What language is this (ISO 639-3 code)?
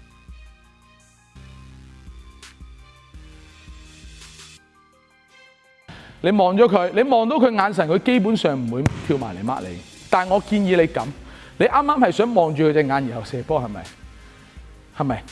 zho